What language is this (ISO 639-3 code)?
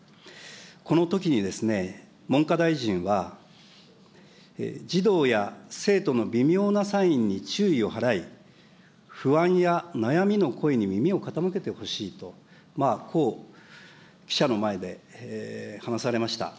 jpn